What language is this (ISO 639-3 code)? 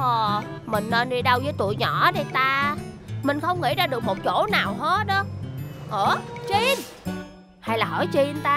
vie